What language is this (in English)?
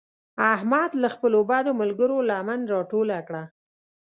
Pashto